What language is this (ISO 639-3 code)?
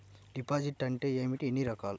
tel